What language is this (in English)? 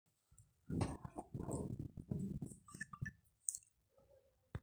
Masai